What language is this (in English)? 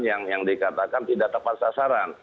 Indonesian